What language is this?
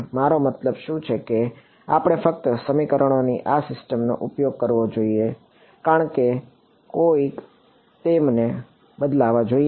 Gujarati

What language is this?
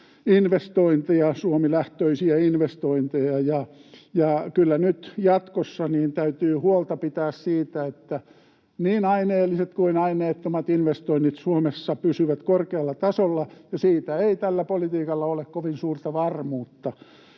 Finnish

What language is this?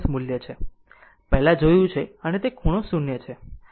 Gujarati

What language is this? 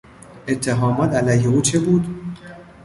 Persian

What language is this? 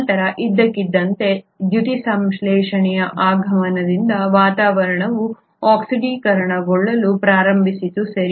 Kannada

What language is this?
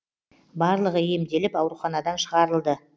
Kazakh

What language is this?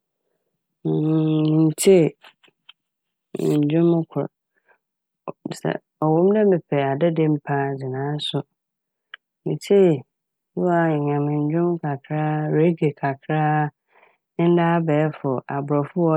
Akan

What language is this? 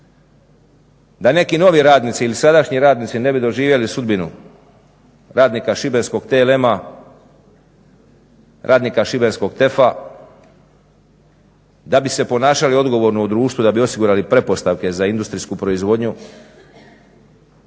Croatian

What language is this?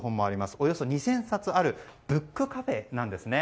Japanese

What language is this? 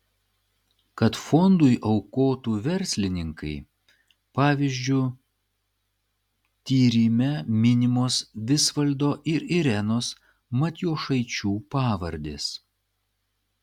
Lithuanian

